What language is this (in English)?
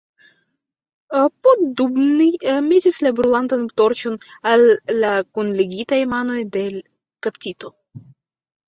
Esperanto